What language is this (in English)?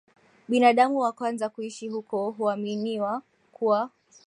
Swahili